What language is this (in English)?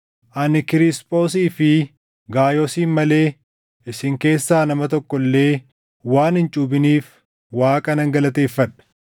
Oromo